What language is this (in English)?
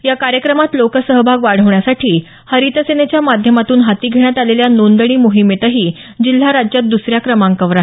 Marathi